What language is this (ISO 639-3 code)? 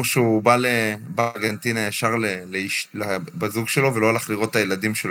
heb